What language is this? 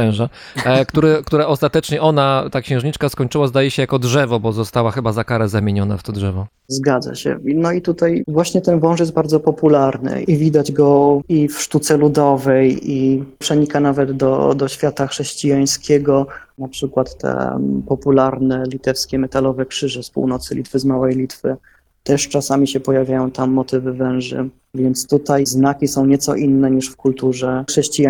Polish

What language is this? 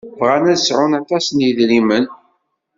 Kabyle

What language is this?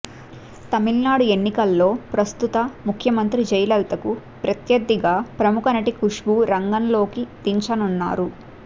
Telugu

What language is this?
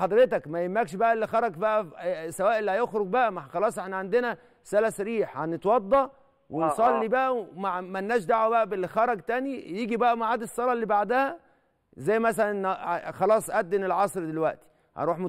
Arabic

